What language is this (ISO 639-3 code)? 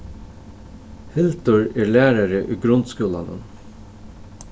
fao